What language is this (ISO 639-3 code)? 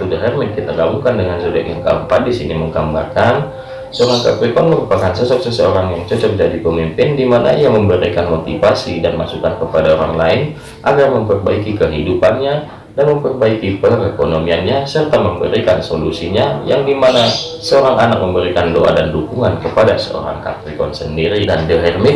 ind